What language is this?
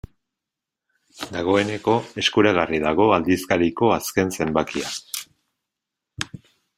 Basque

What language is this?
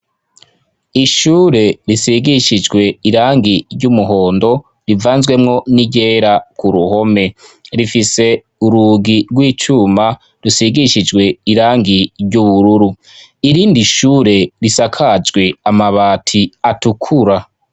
Rundi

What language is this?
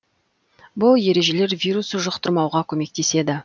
Kazakh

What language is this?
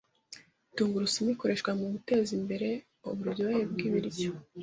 Kinyarwanda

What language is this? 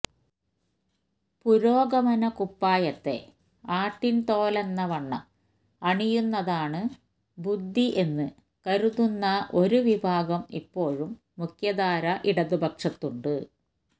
Malayalam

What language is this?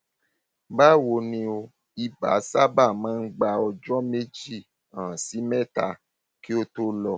Yoruba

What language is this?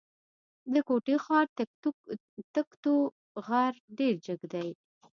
Pashto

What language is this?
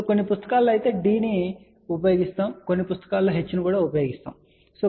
Telugu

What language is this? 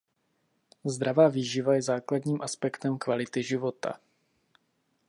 Czech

